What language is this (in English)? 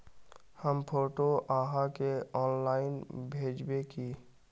Magahi